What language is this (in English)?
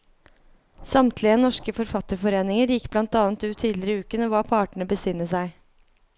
Norwegian